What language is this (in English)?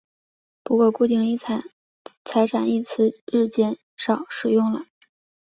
Chinese